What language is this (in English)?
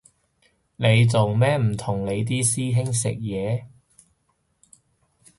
Cantonese